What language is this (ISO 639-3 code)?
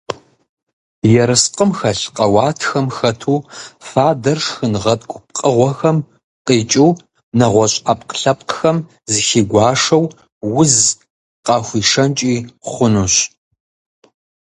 kbd